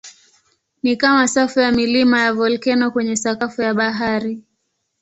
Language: Swahili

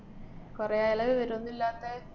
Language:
Malayalam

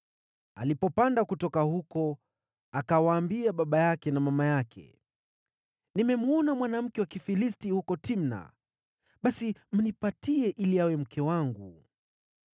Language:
Swahili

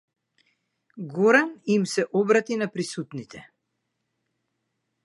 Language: Macedonian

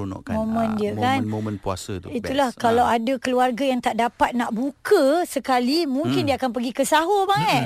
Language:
Malay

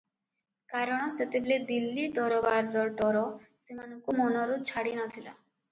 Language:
Odia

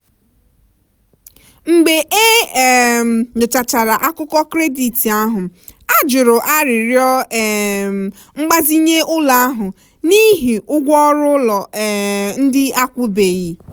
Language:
Igbo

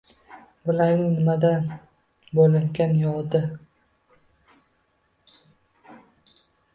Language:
Uzbek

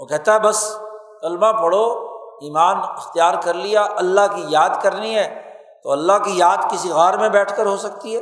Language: Urdu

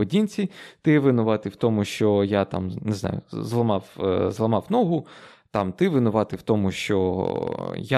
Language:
Ukrainian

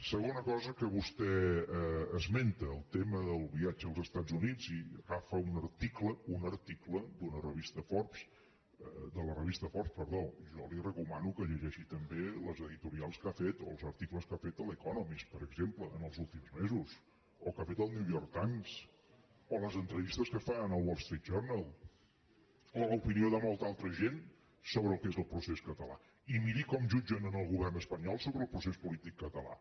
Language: Catalan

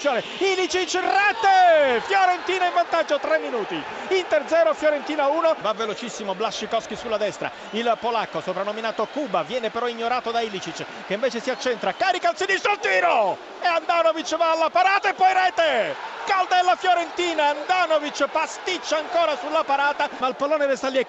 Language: Italian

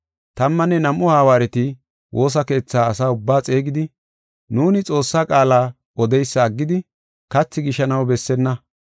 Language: Gofa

